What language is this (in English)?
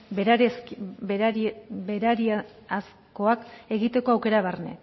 Basque